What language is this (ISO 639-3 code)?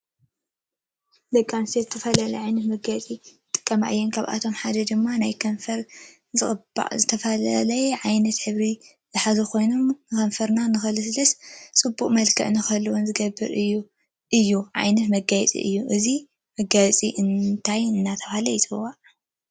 tir